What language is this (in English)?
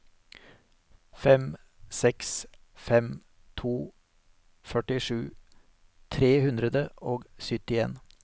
Norwegian